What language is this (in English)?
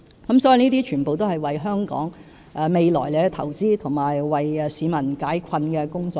Cantonese